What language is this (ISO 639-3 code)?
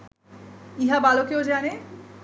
ben